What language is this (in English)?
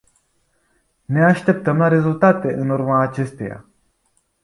Romanian